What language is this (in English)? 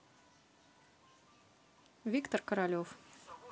Russian